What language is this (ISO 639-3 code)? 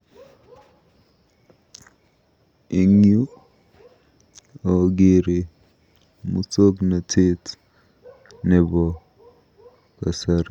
kln